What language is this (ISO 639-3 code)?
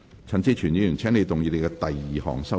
yue